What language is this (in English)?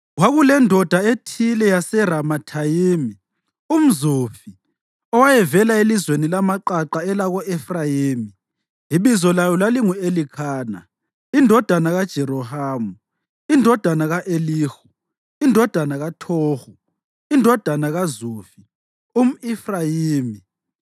North Ndebele